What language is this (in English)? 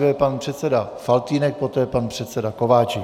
Czech